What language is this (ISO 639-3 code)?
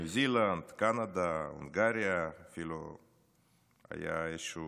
heb